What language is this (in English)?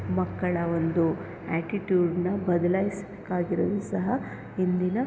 Kannada